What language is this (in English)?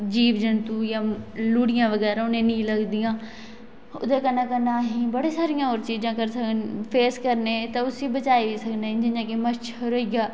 Dogri